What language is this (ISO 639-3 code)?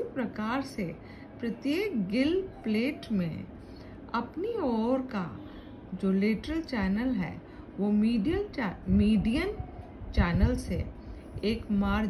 hin